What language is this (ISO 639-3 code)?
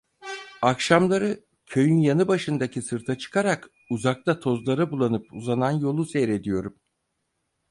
tur